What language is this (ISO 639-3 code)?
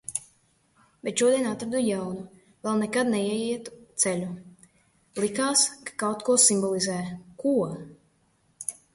lav